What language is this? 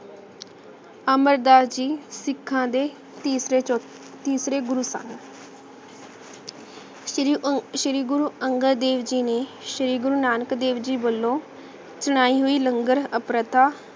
Punjabi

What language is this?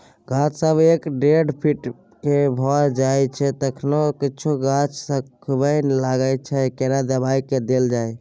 Maithili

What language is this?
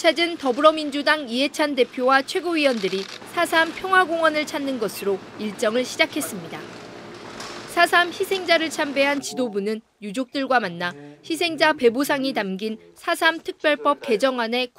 Korean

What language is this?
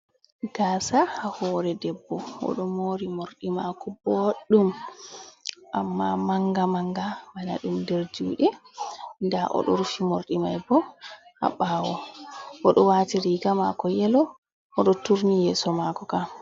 Fula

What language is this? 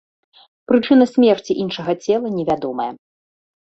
Belarusian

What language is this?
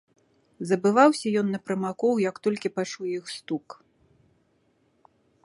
Belarusian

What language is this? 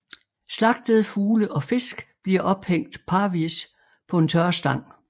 Danish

